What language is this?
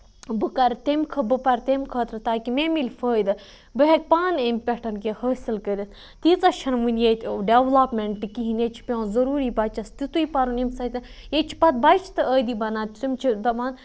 Kashmiri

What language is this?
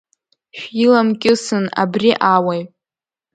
Abkhazian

